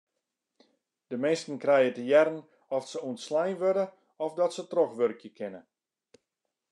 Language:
Western Frisian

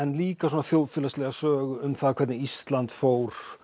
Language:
Icelandic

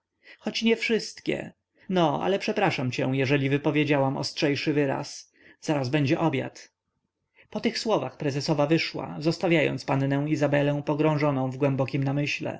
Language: Polish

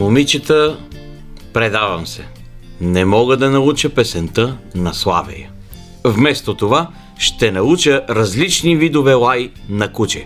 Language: Bulgarian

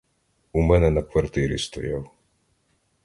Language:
Ukrainian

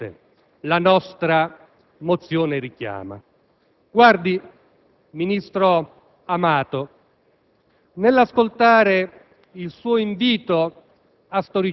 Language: Italian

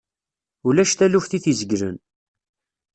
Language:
Kabyle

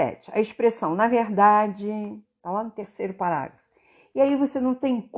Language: Portuguese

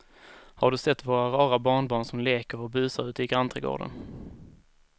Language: Swedish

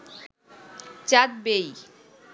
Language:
Bangla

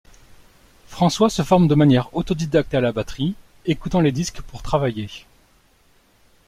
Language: French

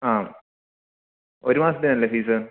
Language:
Malayalam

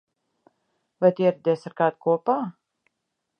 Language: Latvian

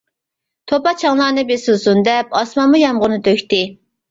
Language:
Uyghur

